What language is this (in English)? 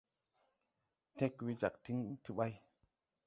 Tupuri